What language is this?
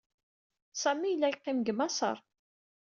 Kabyle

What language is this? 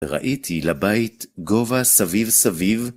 Hebrew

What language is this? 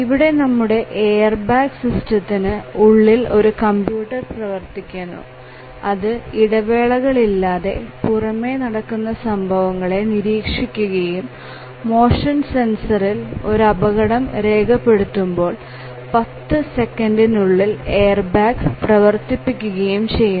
Malayalam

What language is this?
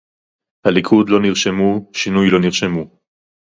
Hebrew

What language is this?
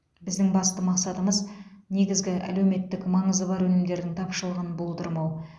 Kazakh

